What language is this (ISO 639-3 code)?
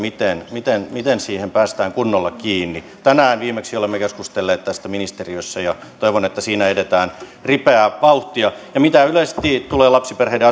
fin